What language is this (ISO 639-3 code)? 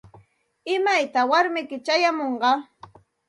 qxt